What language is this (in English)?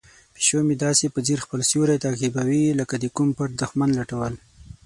Pashto